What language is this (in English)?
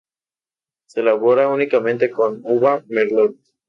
Spanish